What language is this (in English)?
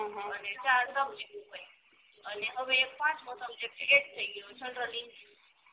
Gujarati